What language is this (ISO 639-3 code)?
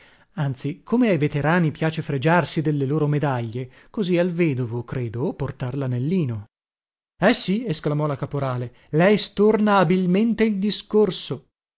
ita